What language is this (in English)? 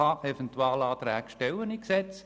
Swiss German